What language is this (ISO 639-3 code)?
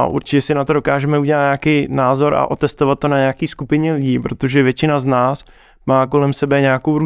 ces